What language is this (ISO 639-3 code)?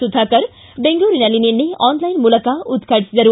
kan